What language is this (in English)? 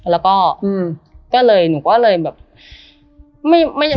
Thai